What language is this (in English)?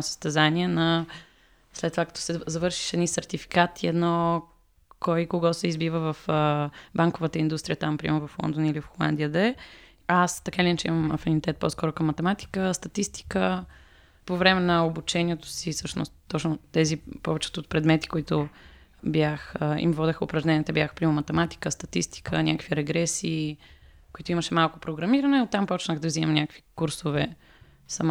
Bulgarian